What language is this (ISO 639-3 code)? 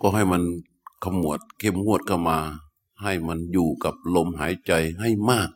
tha